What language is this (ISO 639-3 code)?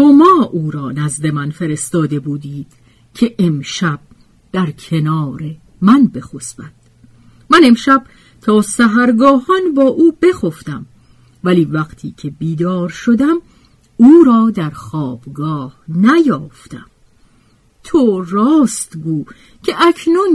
fas